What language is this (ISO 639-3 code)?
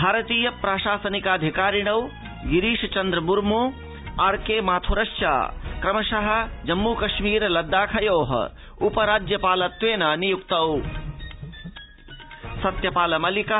san